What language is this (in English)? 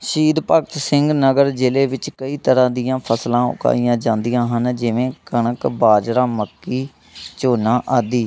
Punjabi